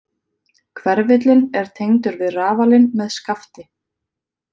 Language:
Icelandic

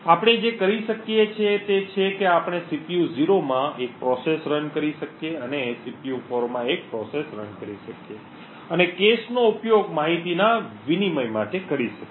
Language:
Gujarati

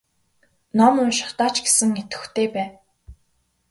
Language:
Mongolian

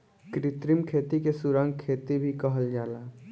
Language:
Bhojpuri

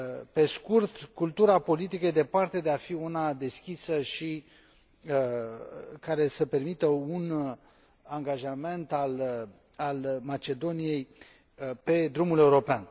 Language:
Romanian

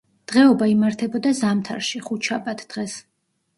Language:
Georgian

